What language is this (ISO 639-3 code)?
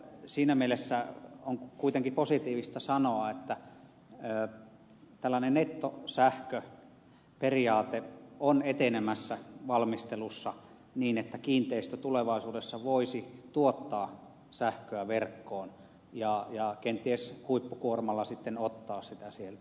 fin